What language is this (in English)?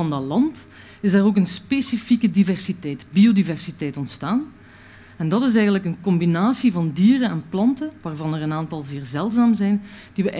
Dutch